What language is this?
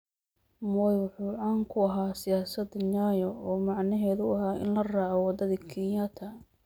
Somali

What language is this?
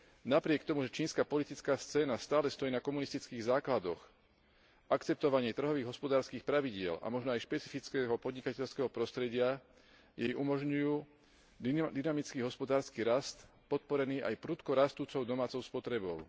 Slovak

